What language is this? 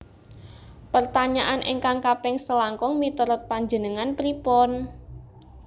Javanese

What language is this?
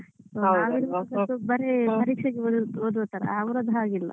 Kannada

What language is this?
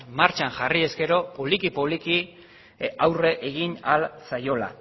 Basque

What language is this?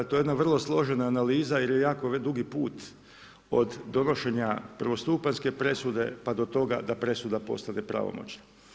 Croatian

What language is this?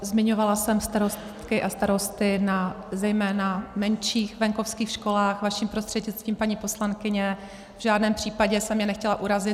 Czech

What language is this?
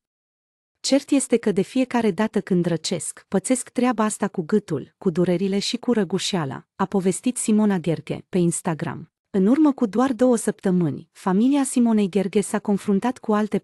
Romanian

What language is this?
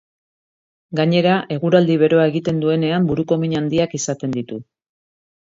Basque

